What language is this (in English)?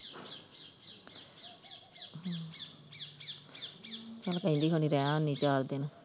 Punjabi